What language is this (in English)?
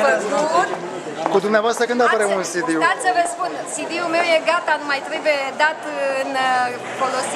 Romanian